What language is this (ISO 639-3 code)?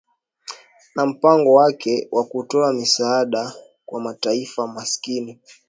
swa